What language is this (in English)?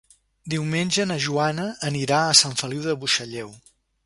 Catalan